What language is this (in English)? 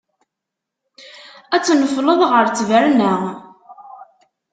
Kabyle